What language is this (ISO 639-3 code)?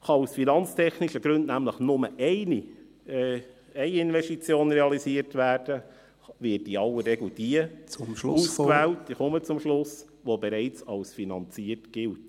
gsw